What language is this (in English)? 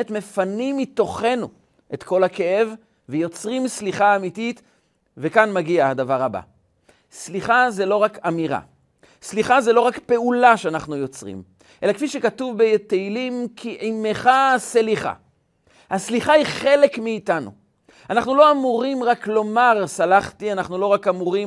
Hebrew